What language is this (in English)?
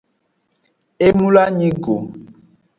Aja (Benin)